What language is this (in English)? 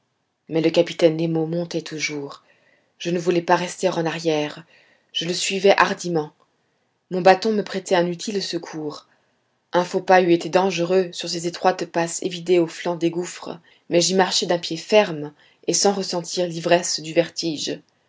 French